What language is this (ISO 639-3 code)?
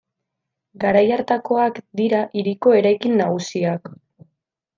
eus